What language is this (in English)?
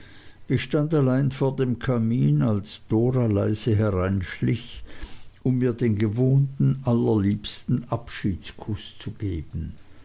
German